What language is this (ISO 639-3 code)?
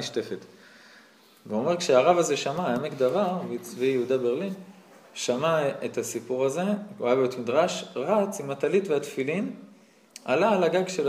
heb